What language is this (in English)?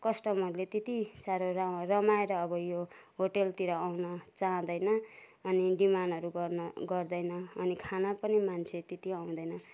Nepali